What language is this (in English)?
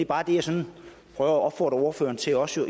Danish